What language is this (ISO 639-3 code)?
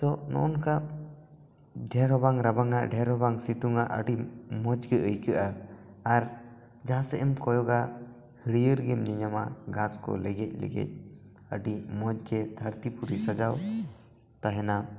sat